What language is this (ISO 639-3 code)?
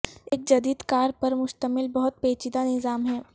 urd